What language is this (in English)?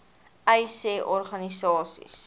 Afrikaans